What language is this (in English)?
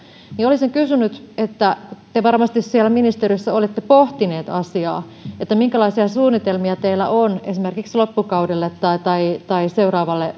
Finnish